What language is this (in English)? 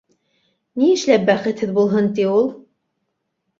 Bashkir